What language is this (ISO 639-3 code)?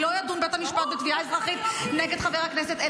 heb